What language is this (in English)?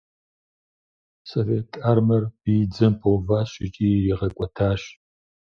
Kabardian